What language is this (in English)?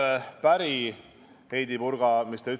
Estonian